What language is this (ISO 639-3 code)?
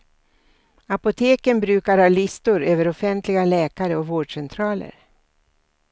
swe